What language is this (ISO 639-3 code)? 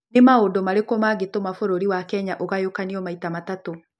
kik